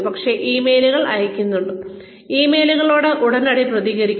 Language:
Malayalam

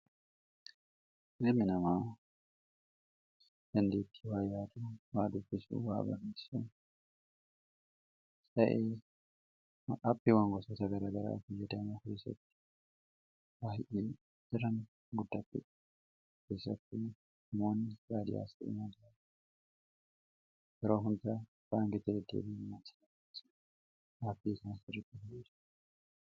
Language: Oromo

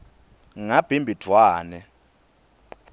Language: Swati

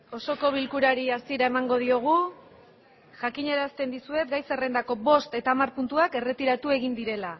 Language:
Basque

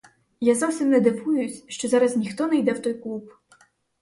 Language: Ukrainian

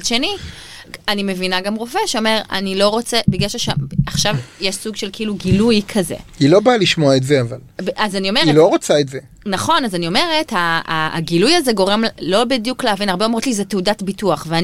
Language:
Hebrew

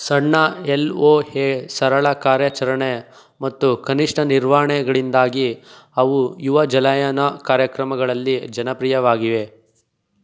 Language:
Kannada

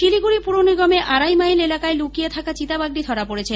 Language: Bangla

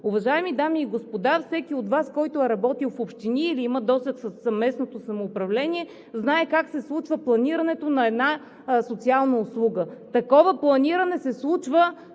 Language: Bulgarian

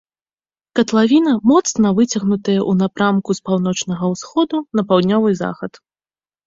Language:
Belarusian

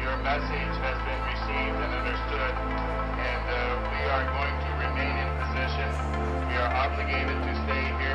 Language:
Persian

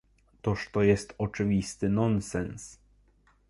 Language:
Polish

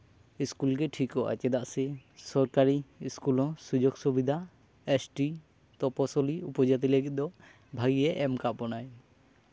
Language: Santali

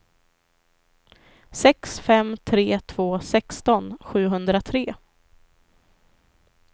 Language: Swedish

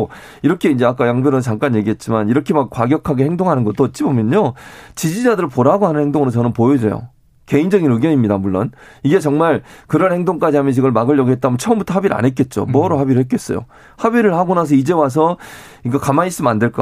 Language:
Korean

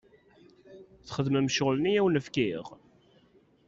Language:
Kabyle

